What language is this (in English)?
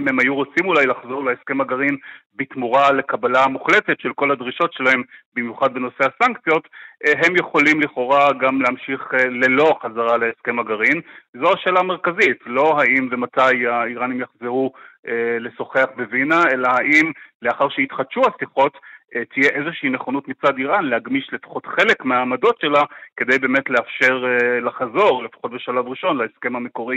Hebrew